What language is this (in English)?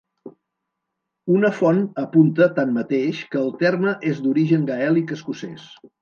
Catalan